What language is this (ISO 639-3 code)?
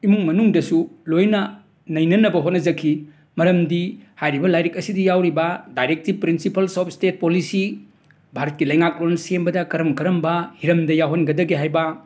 mni